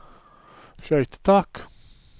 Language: Norwegian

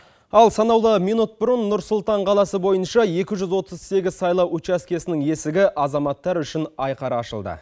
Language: Kazakh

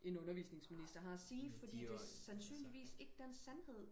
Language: Danish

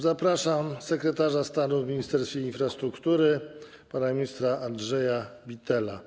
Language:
Polish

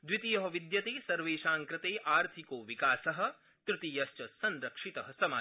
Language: Sanskrit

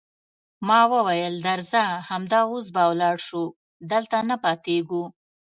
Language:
Pashto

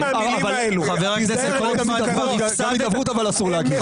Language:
Hebrew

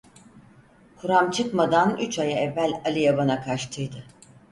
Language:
Turkish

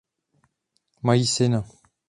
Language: Czech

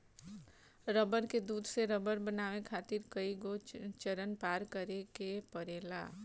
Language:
Bhojpuri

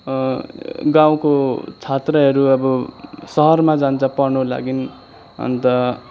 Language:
Nepali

